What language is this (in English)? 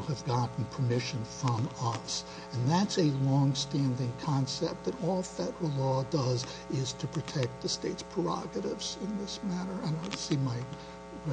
English